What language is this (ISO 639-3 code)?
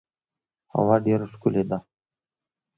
pus